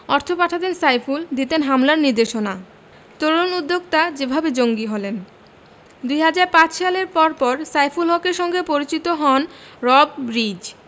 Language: Bangla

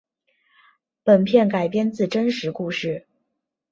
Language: Chinese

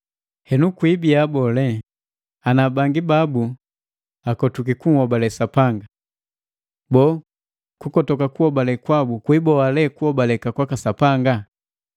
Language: Matengo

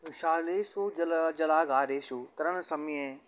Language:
Sanskrit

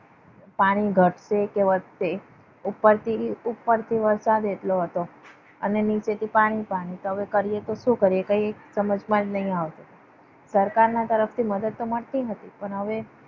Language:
Gujarati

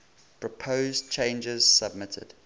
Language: English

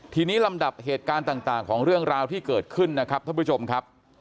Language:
Thai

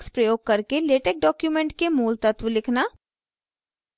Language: Hindi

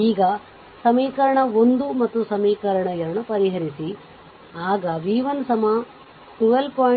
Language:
Kannada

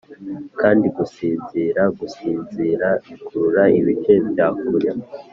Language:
Kinyarwanda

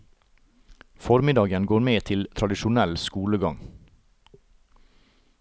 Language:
Norwegian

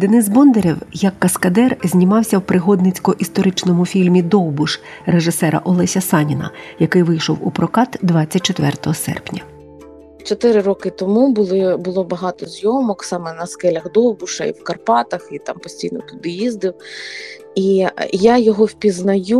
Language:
Ukrainian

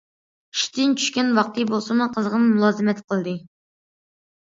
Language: Uyghur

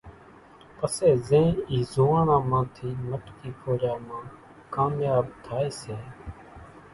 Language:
Kachi Koli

